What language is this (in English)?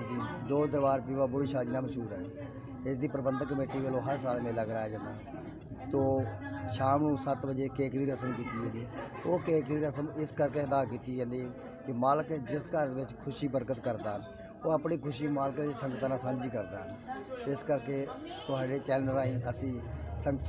Hindi